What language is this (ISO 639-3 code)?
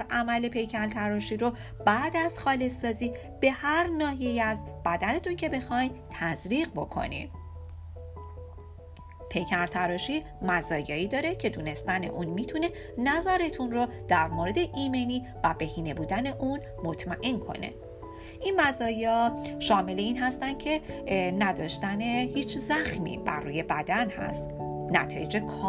fas